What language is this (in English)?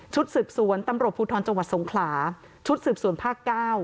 Thai